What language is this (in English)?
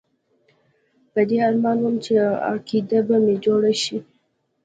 Pashto